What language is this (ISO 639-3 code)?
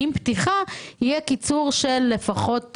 heb